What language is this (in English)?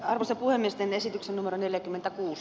Finnish